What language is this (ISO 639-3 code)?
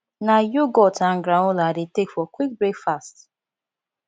pcm